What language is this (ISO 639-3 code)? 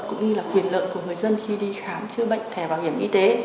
vie